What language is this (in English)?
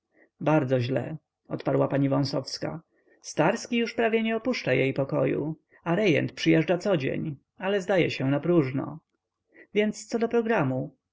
Polish